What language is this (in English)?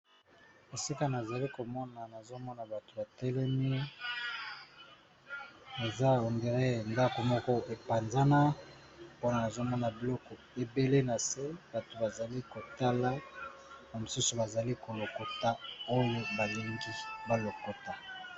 Lingala